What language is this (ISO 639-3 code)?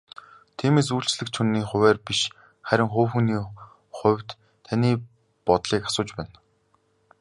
mon